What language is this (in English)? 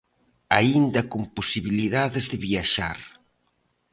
Galician